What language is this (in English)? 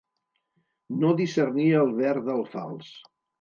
Catalan